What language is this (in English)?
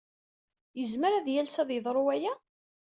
Kabyle